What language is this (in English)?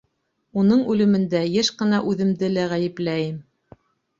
Bashkir